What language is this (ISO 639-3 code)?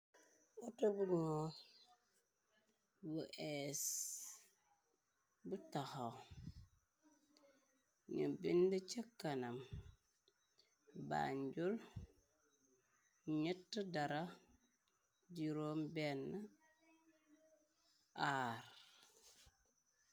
wol